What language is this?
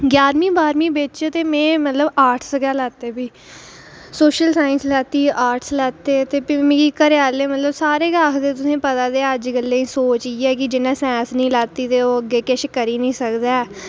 Dogri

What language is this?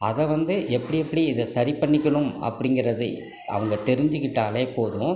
Tamil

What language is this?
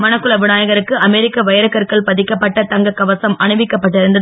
Tamil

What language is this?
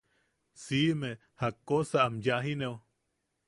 Yaqui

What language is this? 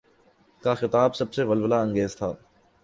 Urdu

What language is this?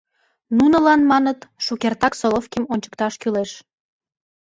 Mari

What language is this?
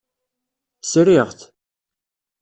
Kabyle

